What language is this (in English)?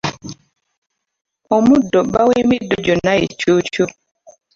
Ganda